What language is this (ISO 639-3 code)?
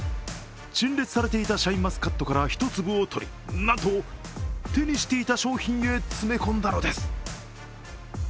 jpn